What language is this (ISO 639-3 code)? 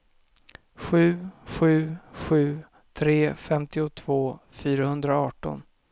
swe